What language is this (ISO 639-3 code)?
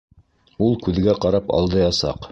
bak